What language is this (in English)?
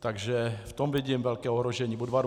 Czech